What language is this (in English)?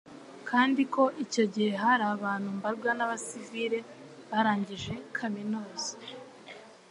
Kinyarwanda